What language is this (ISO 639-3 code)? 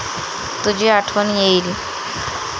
mar